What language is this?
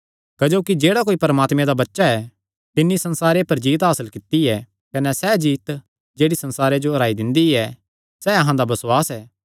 Kangri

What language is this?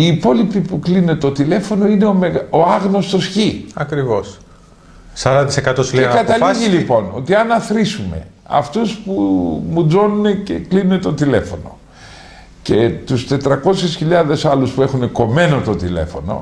Greek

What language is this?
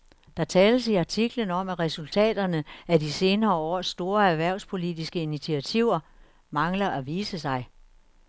Danish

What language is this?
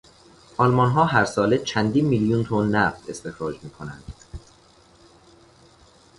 Persian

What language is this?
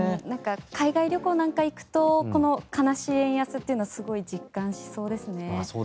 Japanese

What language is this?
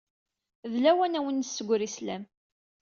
Kabyle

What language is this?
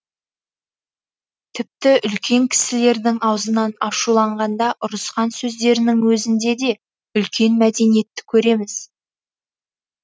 Kazakh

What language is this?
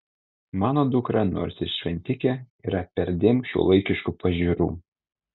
Lithuanian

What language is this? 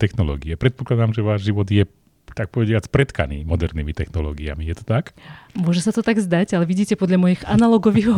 Slovak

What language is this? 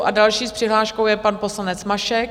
Czech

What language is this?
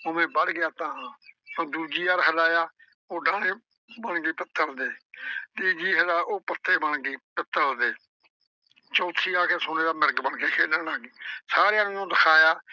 Punjabi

